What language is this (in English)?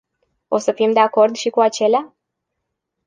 Romanian